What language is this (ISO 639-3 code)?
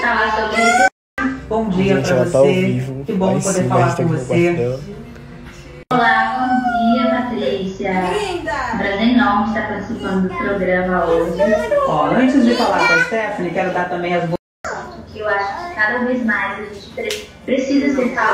por